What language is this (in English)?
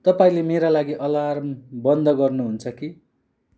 Nepali